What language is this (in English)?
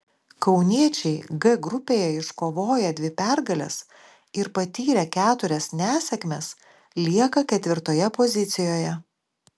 Lithuanian